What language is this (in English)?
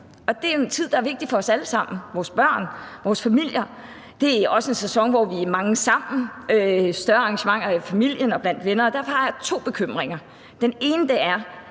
Danish